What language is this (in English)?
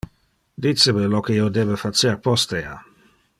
Interlingua